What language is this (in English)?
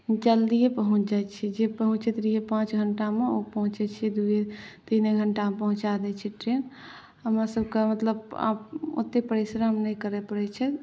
Maithili